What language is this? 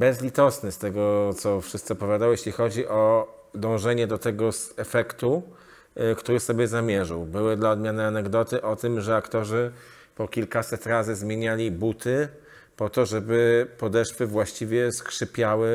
Polish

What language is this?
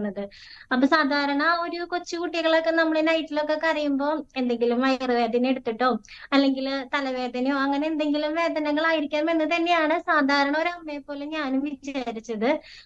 Malayalam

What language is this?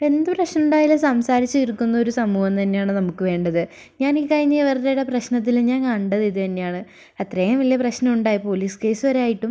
Malayalam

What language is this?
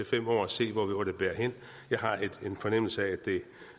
Danish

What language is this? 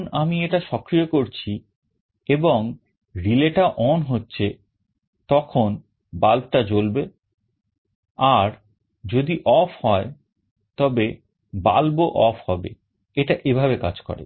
Bangla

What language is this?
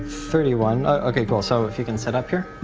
English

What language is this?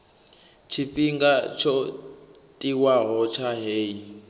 Venda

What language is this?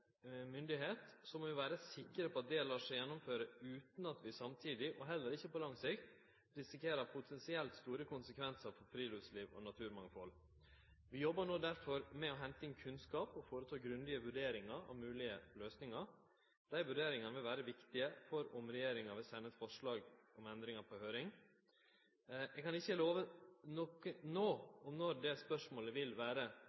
Norwegian Nynorsk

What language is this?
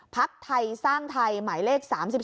Thai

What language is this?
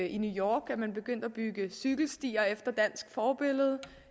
Danish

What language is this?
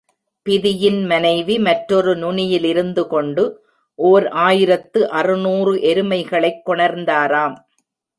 Tamil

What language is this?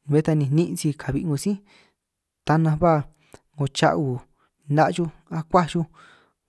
San Martín Itunyoso Triqui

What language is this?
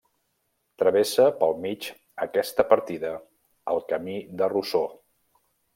Catalan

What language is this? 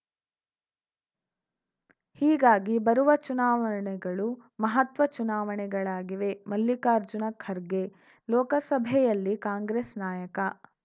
Kannada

